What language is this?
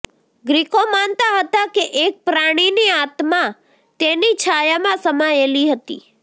Gujarati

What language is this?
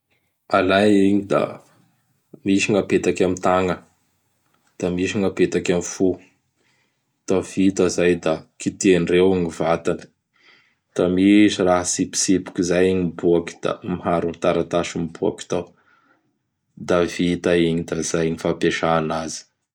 Bara Malagasy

